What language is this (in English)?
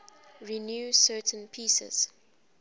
English